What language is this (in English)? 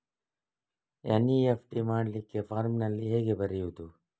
Kannada